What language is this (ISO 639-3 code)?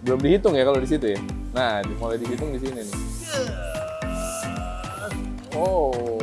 ind